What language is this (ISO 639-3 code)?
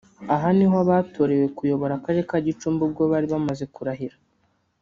kin